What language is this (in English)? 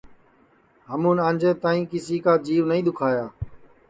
Sansi